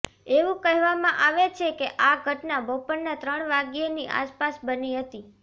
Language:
Gujarati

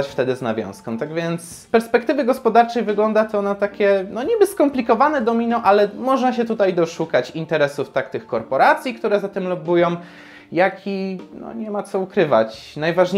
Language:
Polish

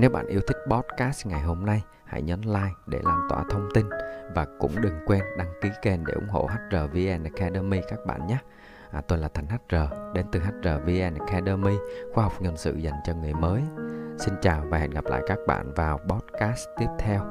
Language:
Vietnamese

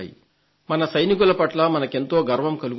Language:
Telugu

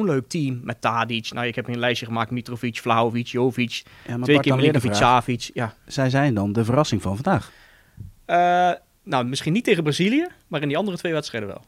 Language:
Dutch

